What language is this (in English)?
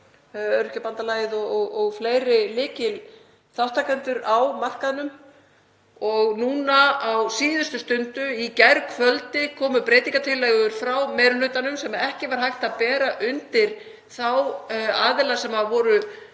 Icelandic